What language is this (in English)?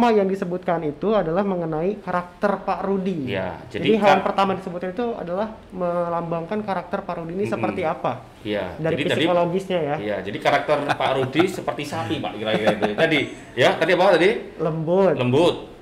Indonesian